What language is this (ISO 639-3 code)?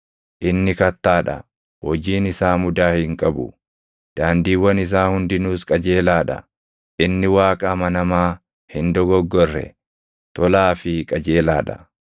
orm